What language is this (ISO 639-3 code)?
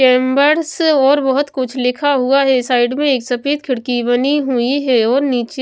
hin